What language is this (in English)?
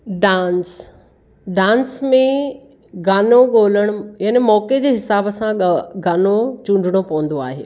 Sindhi